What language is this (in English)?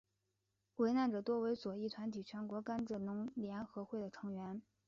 Chinese